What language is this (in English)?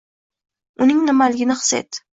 Uzbek